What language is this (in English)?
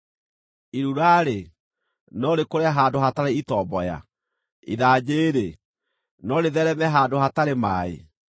Kikuyu